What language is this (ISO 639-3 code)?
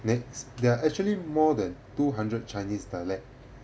eng